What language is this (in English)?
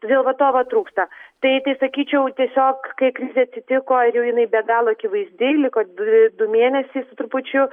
Lithuanian